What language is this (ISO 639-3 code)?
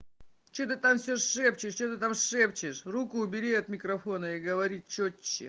rus